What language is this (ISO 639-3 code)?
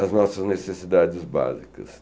por